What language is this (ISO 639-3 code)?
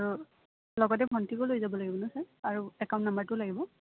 asm